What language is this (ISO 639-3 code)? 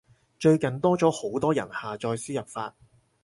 yue